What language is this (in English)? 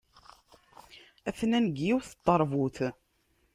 Kabyle